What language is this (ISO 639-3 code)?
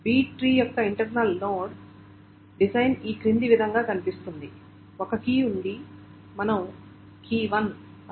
tel